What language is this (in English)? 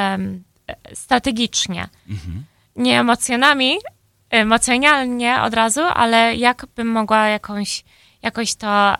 Polish